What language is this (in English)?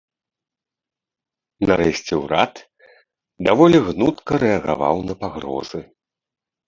Belarusian